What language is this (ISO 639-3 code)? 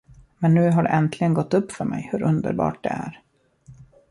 swe